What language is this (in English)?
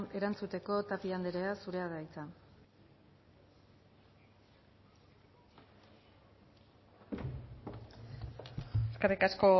Basque